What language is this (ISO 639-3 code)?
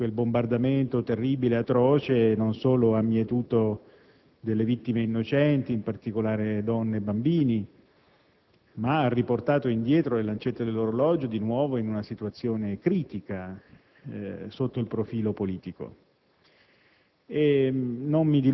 ita